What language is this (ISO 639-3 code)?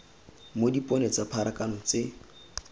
tsn